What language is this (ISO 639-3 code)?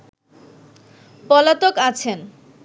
ben